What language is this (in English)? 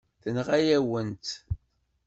Kabyle